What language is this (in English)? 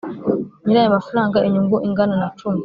Kinyarwanda